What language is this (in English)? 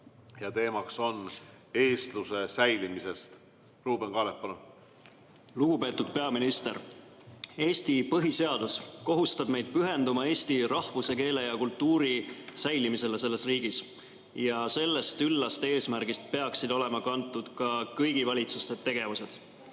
Estonian